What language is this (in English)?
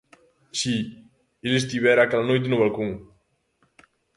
Galician